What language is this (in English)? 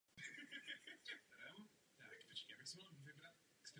Czech